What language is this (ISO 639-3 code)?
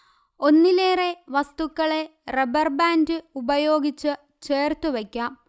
mal